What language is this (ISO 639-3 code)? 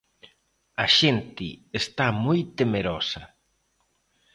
glg